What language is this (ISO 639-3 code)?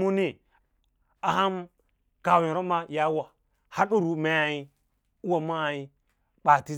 lla